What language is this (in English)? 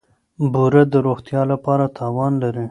Pashto